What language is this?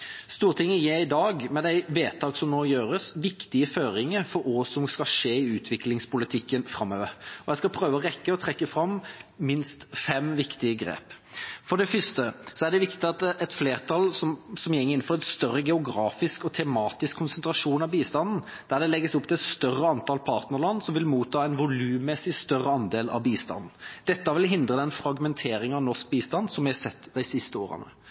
Norwegian Bokmål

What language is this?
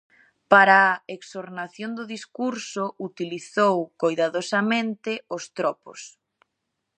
Galician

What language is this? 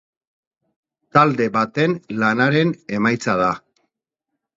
Basque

